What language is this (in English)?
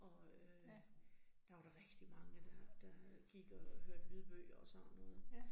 Danish